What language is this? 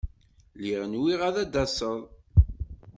Kabyle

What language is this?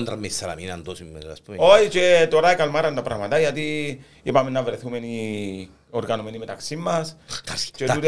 Greek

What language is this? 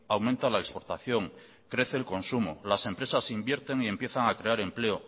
Spanish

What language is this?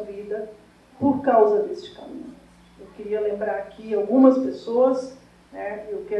Portuguese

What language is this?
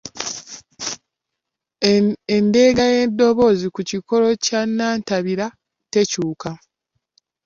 Ganda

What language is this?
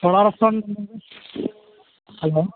Malayalam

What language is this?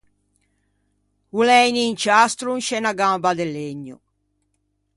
Ligurian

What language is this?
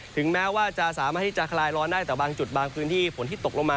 Thai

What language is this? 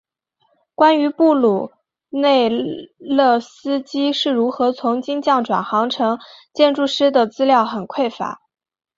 Chinese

